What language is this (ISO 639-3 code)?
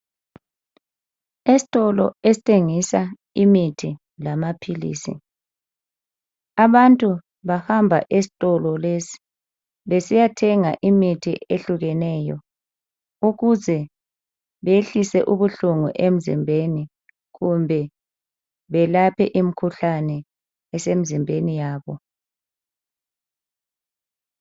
nde